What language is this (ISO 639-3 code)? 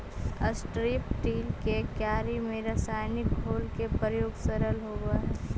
mag